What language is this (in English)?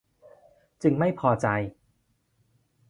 Thai